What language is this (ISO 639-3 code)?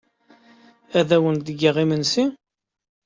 kab